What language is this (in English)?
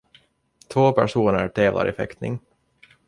Swedish